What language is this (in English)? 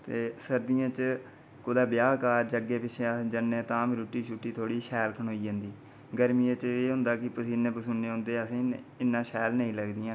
Dogri